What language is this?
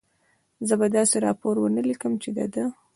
Pashto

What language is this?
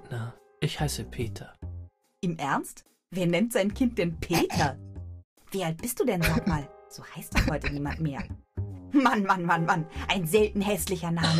German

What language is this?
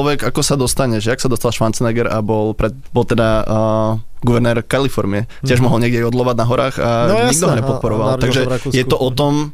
Slovak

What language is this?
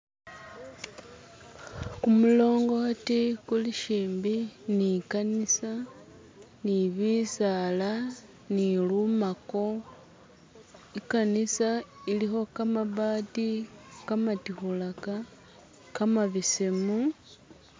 Masaaba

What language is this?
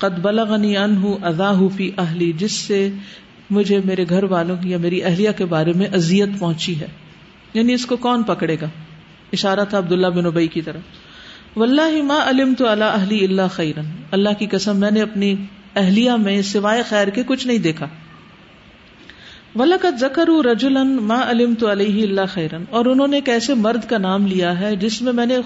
Urdu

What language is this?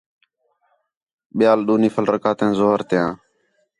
Khetrani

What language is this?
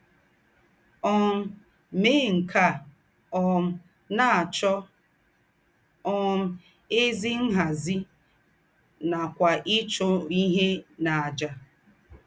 Igbo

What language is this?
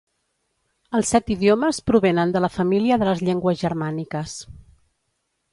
Catalan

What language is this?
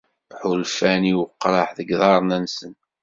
Kabyle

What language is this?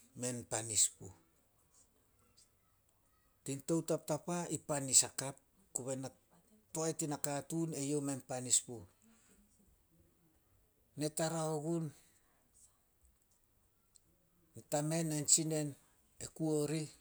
Solos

